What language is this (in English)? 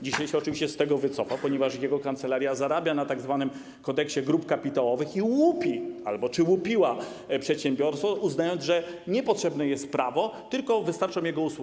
Polish